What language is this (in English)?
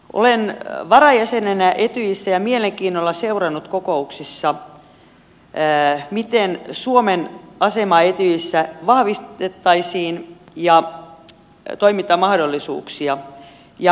Finnish